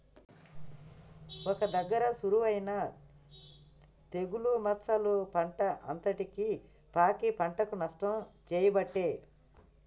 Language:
Telugu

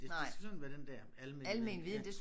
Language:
Danish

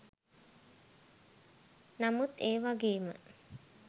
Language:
Sinhala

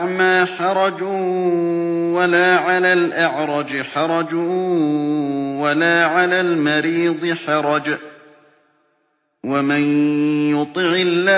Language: Arabic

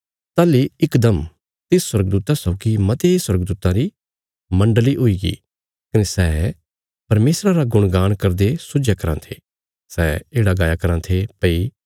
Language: Bilaspuri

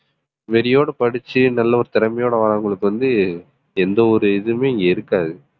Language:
Tamil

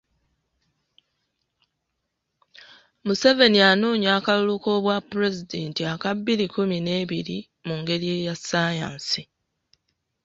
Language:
Ganda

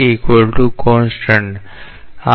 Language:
Gujarati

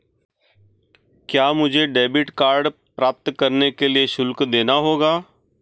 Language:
Hindi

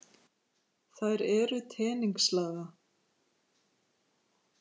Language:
Icelandic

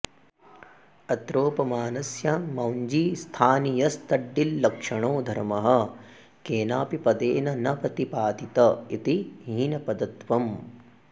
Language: Sanskrit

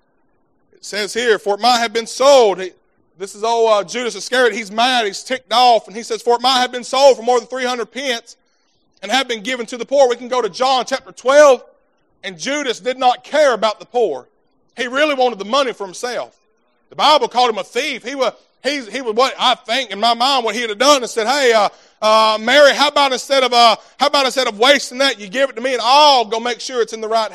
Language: English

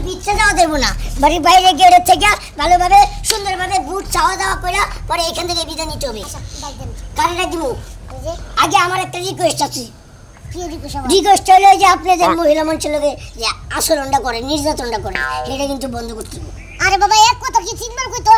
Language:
Turkish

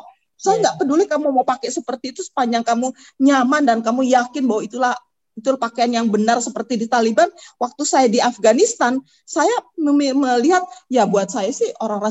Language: Indonesian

